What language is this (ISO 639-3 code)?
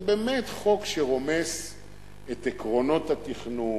heb